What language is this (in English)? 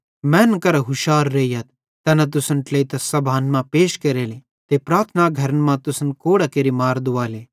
Bhadrawahi